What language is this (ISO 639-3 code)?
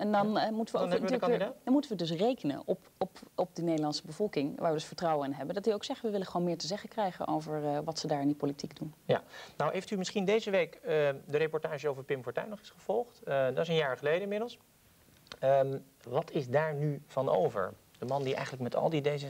nld